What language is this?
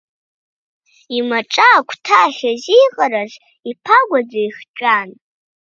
Abkhazian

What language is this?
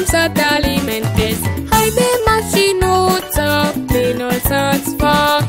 Romanian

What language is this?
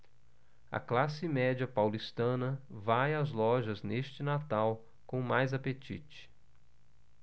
Portuguese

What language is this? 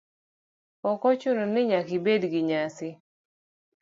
Luo (Kenya and Tanzania)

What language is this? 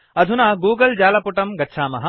Sanskrit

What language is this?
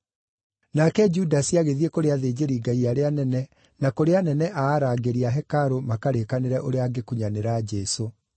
Kikuyu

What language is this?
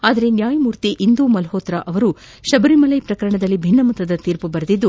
Kannada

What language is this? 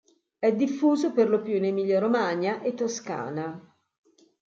Italian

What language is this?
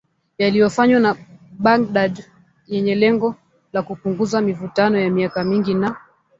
Swahili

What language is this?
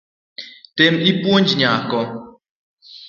Luo (Kenya and Tanzania)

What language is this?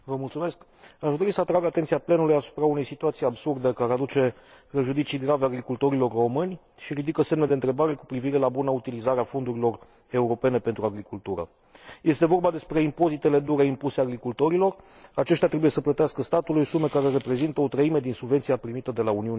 Romanian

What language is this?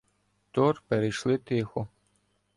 Ukrainian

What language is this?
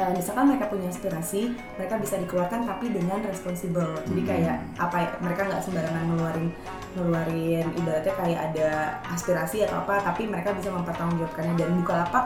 Indonesian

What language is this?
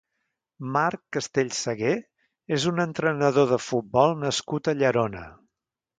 Catalan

